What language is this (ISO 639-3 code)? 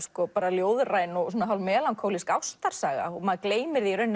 isl